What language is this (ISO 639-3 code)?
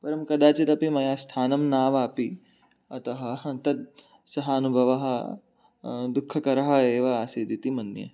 san